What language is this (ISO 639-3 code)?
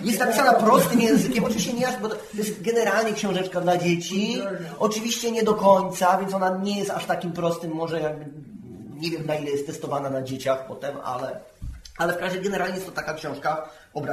pol